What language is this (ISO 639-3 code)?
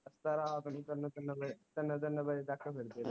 pan